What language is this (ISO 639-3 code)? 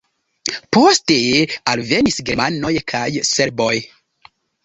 epo